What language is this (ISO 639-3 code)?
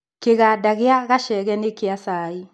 kik